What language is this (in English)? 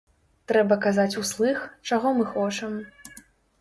Belarusian